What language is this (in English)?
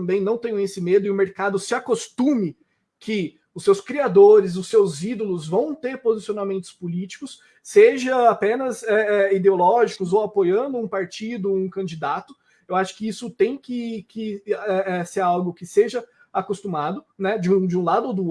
Portuguese